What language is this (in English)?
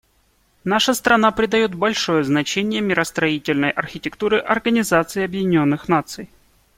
Russian